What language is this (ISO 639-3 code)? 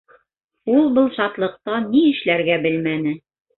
bak